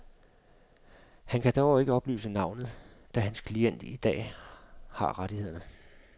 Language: Danish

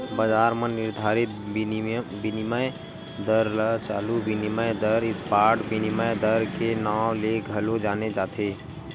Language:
Chhattisgarhi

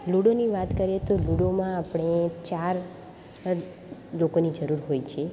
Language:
Gujarati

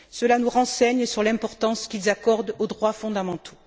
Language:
French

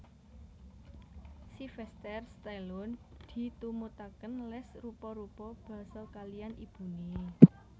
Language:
Javanese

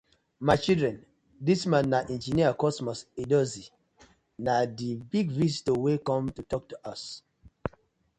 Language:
Nigerian Pidgin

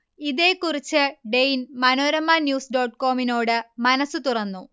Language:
Malayalam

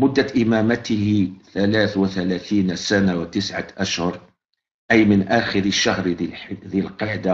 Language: Arabic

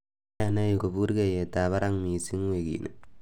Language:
Kalenjin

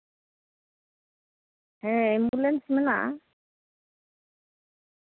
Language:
Santali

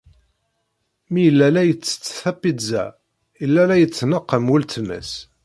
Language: Kabyle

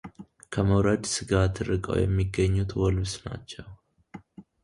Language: Amharic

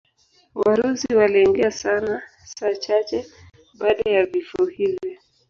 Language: Swahili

